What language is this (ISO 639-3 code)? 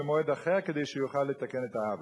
heb